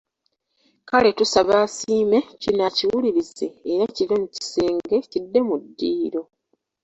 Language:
Ganda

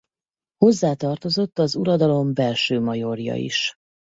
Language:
Hungarian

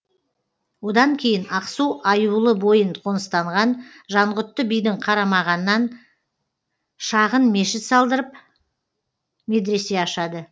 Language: Kazakh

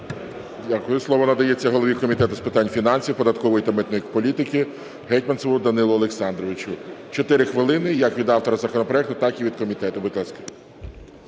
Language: Ukrainian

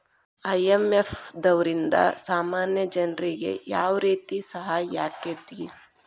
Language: Kannada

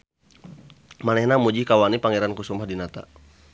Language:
Sundanese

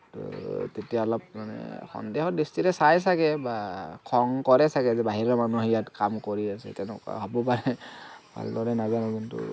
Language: Assamese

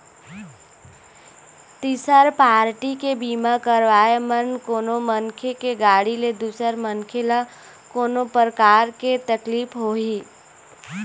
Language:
Chhattisgarhi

